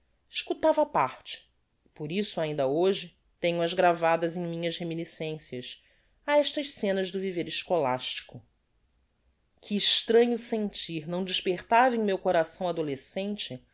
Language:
Portuguese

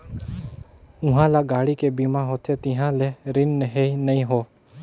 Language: Chhattisgarhi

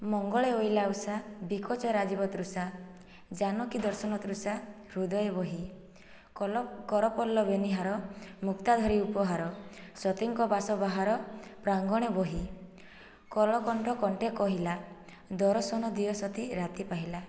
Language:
Odia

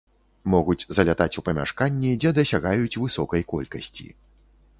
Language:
Belarusian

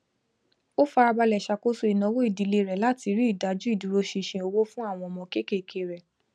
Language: Yoruba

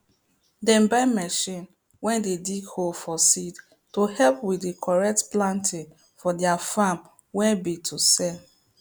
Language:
Nigerian Pidgin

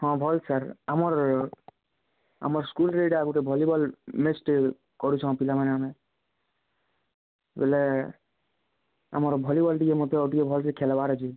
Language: Odia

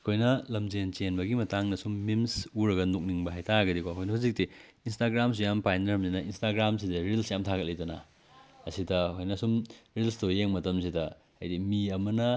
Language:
Manipuri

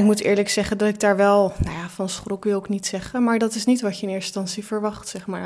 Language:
Dutch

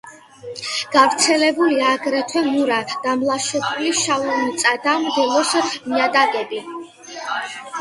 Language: Georgian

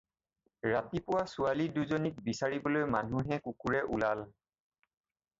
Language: Assamese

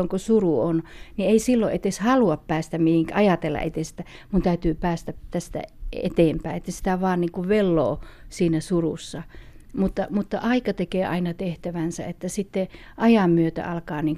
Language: Finnish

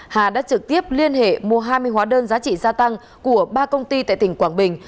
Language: Vietnamese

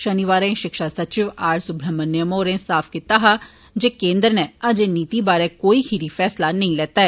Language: Dogri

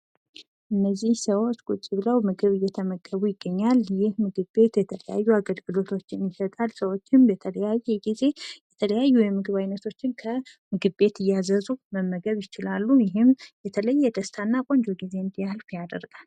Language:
Amharic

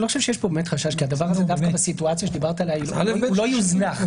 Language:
Hebrew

